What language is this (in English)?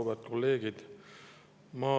Estonian